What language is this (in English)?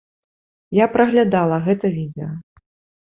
Belarusian